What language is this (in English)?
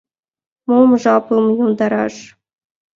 Mari